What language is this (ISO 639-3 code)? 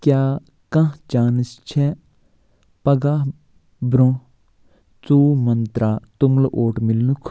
kas